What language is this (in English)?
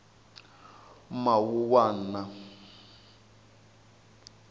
Tsonga